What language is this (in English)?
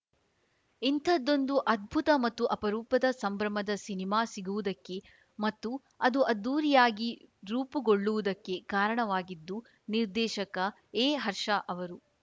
Kannada